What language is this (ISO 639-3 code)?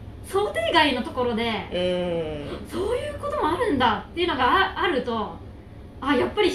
jpn